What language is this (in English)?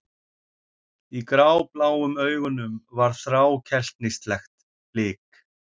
Icelandic